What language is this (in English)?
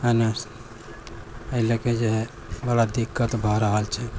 Maithili